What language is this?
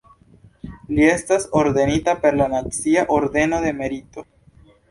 Esperanto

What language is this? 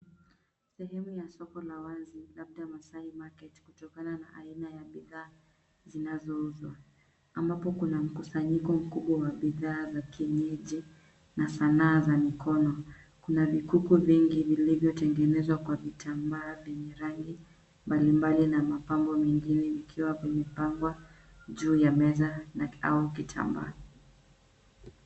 Swahili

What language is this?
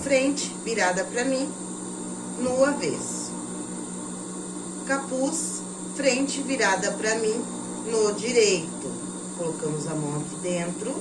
Portuguese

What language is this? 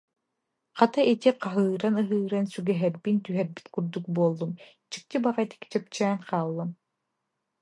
Yakut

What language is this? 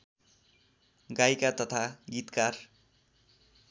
Nepali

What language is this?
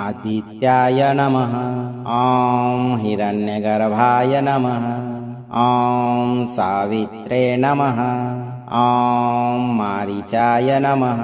Kannada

